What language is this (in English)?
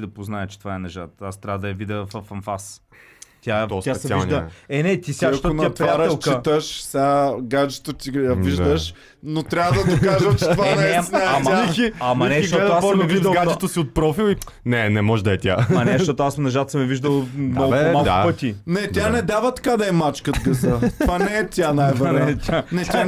Bulgarian